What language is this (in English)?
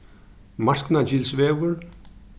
Faroese